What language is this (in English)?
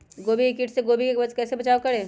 Magahi